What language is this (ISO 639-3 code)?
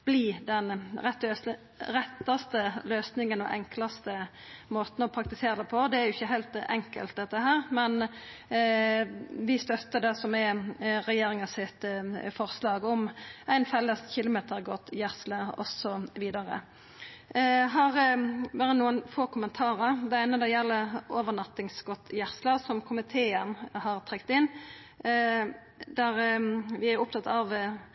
nno